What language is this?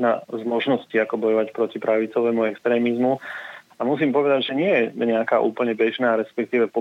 Slovak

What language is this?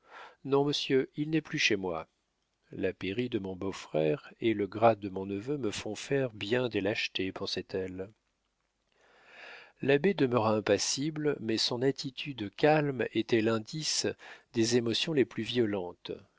French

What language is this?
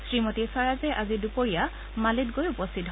Assamese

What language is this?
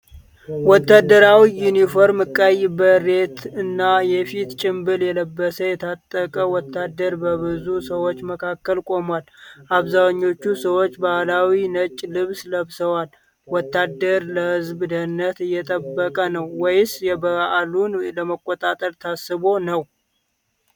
Amharic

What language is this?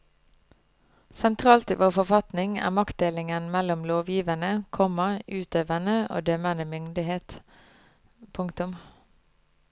Norwegian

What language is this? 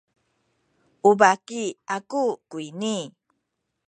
Sakizaya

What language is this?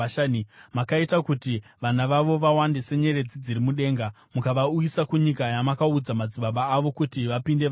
Shona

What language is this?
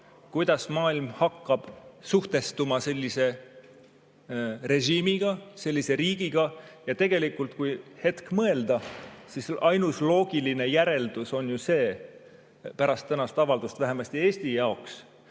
Estonian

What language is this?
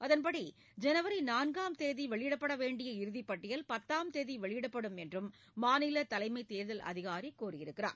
Tamil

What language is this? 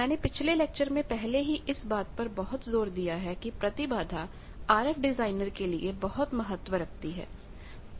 Hindi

